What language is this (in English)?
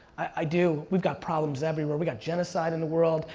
English